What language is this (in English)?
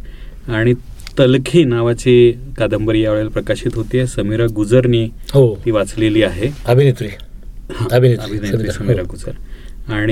Marathi